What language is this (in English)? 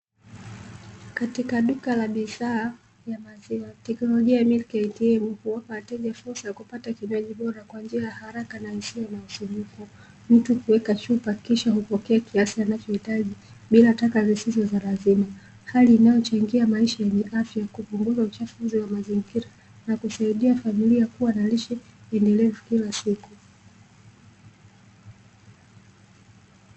Swahili